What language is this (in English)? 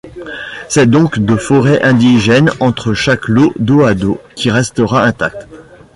French